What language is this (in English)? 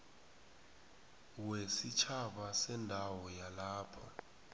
South Ndebele